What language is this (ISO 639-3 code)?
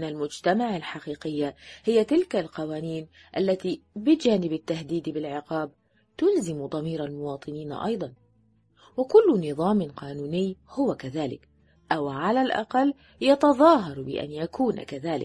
ara